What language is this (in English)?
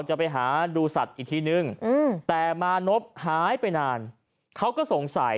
Thai